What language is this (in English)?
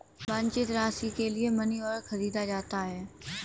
Hindi